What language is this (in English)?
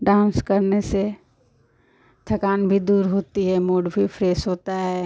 Hindi